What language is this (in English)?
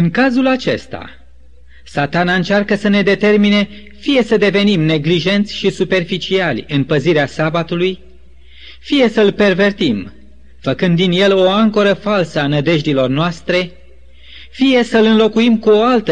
Romanian